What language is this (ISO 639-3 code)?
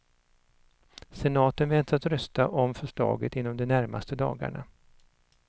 swe